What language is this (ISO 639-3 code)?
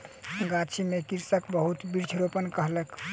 mai